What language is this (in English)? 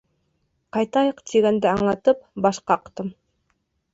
Bashkir